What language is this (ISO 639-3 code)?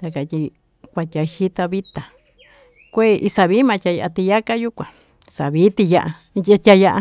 mtu